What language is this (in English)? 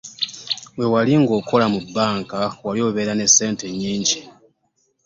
Ganda